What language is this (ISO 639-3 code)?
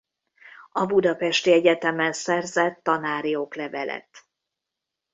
hun